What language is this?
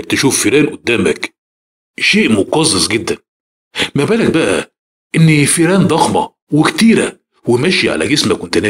Arabic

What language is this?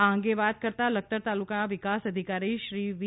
Gujarati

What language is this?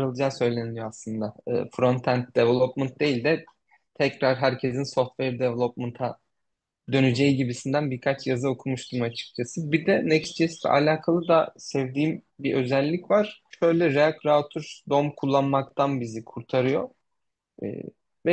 Turkish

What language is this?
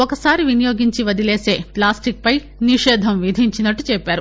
Telugu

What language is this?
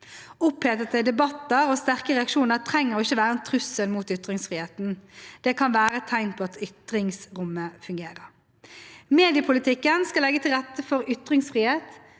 Norwegian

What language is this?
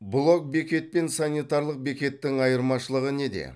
Kazakh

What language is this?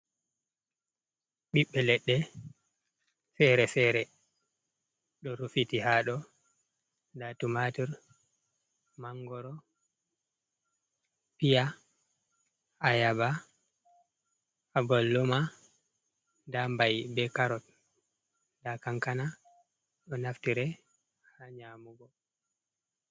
Fula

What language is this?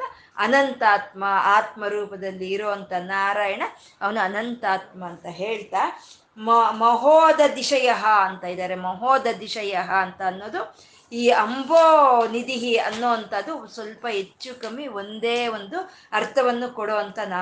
Kannada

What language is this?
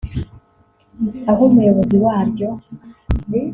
Kinyarwanda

